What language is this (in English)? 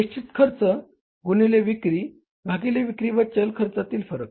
Marathi